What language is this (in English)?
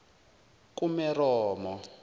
Zulu